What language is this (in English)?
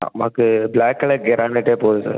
Tamil